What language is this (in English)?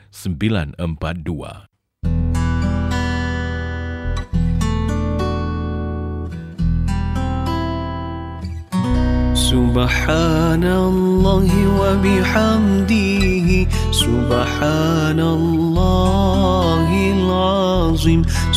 Malay